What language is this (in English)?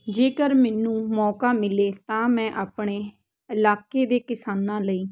Punjabi